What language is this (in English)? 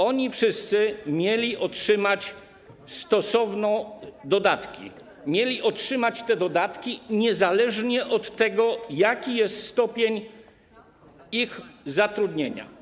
Polish